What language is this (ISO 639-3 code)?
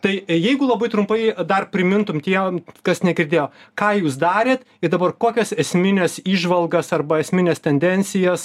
lit